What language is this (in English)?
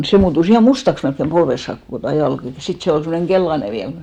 Finnish